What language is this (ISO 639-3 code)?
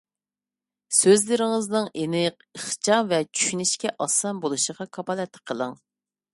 uig